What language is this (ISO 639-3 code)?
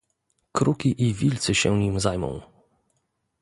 pol